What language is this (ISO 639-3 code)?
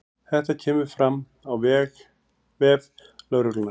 isl